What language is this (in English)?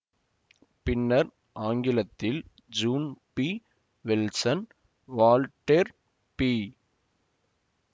Tamil